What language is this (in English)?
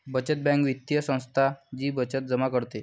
Marathi